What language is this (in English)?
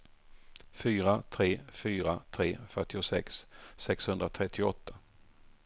Swedish